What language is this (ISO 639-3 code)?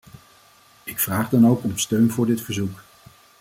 nld